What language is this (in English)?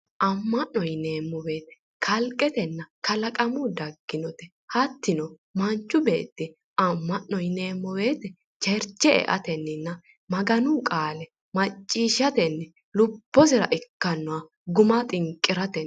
Sidamo